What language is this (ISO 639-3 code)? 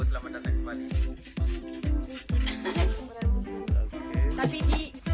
ind